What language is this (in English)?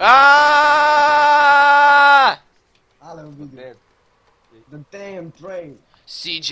Romanian